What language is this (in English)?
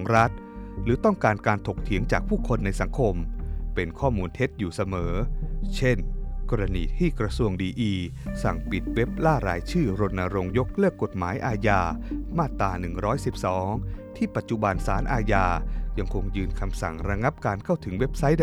Thai